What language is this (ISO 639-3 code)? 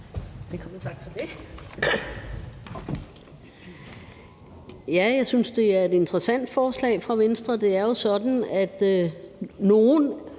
dan